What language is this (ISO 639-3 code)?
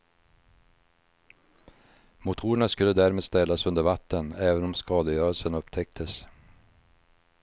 swe